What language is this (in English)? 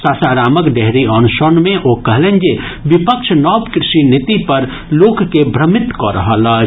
Maithili